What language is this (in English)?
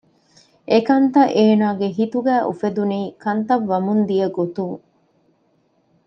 Divehi